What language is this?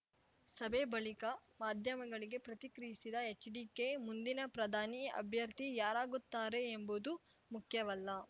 Kannada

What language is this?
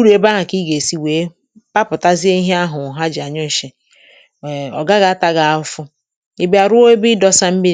Igbo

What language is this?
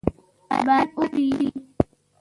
Pashto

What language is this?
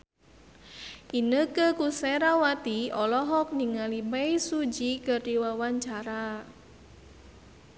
Sundanese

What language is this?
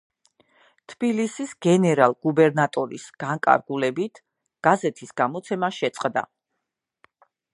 Georgian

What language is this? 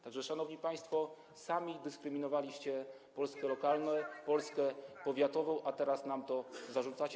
Polish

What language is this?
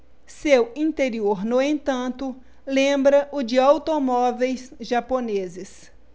Portuguese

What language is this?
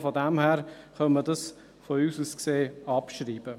Swiss German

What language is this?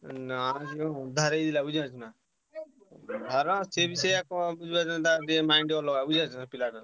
Odia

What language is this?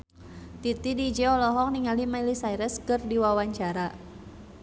Sundanese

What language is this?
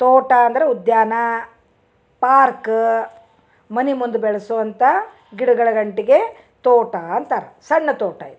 Kannada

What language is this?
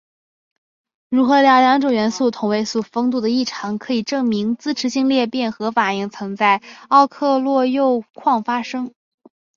Chinese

